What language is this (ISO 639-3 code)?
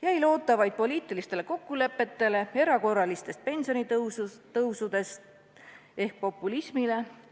est